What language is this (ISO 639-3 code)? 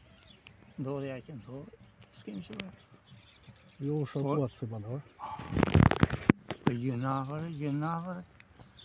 ron